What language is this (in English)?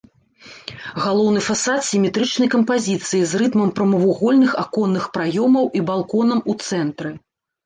Belarusian